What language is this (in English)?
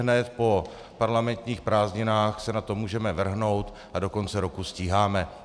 Czech